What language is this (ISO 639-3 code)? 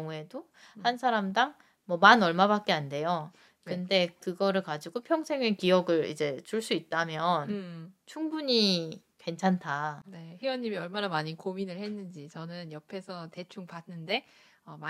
kor